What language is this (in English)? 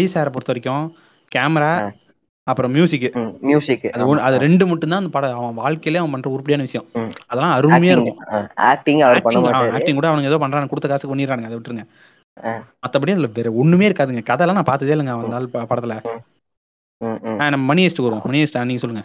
Tamil